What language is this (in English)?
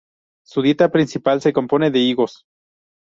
Spanish